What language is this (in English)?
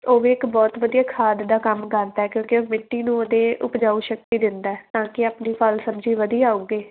Punjabi